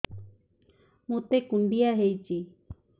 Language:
Odia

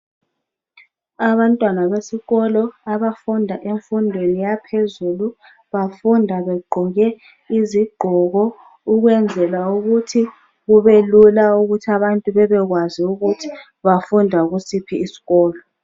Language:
North Ndebele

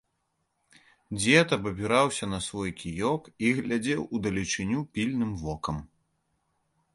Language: Belarusian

